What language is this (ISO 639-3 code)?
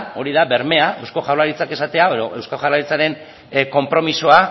eus